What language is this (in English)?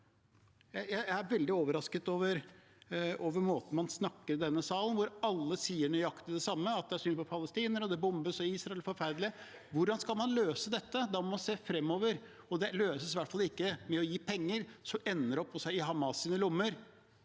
Norwegian